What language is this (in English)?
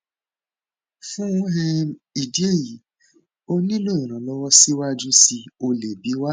Yoruba